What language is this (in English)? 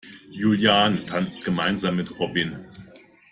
German